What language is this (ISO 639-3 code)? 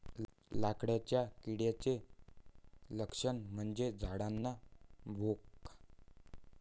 mar